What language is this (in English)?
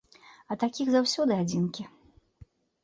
Belarusian